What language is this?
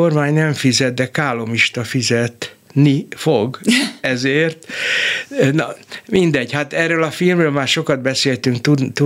Hungarian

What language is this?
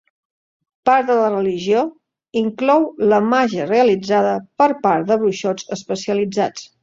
Catalan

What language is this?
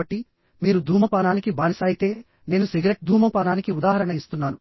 Telugu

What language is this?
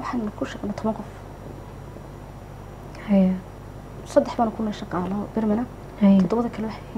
Arabic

